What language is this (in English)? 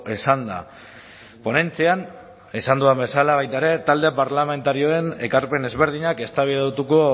Basque